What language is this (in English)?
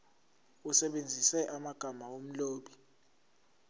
Zulu